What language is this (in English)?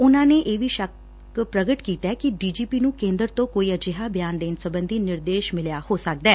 Punjabi